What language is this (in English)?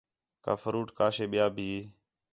Khetrani